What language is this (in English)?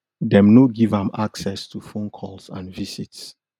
Nigerian Pidgin